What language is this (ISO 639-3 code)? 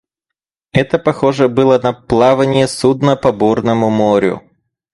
rus